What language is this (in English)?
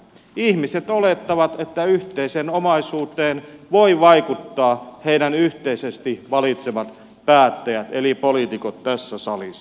Finnish